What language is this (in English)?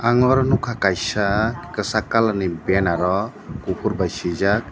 Kok Borok